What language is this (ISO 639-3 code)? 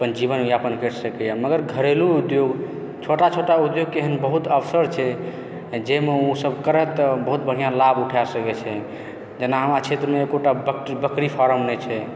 mai